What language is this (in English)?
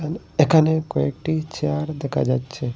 Bangla